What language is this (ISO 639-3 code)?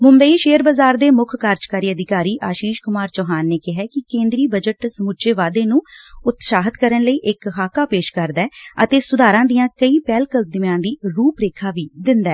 pan